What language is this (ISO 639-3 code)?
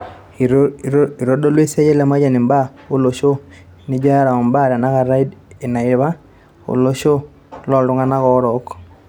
mas